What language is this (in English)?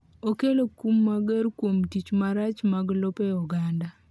Luo (Kenya and Tanzania)